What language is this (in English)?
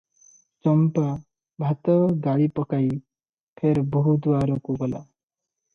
Odia